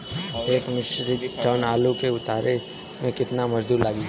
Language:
Bhojpuri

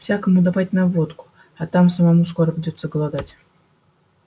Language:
Russian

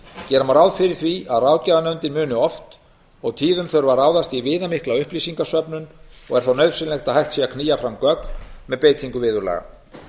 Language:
Icelandic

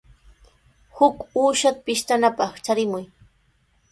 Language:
Sihuas Ancash Quechua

